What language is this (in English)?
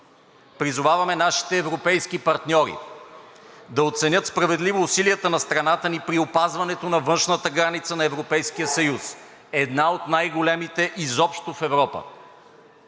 Bulgarian